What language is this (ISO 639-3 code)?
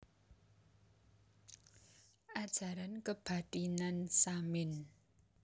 jav